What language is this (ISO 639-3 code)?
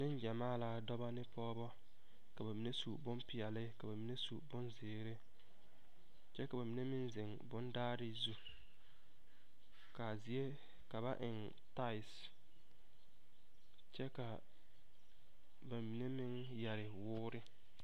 dga